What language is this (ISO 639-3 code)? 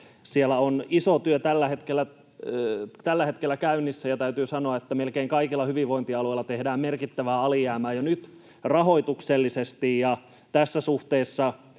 fin